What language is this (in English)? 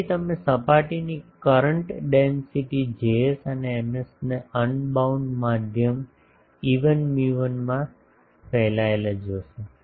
Gujarati